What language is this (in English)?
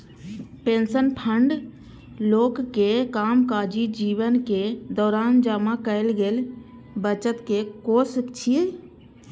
Maithili